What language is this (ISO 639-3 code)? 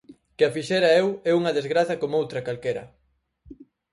glg